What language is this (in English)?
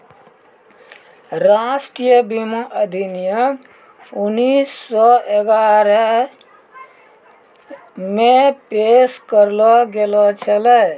Maithili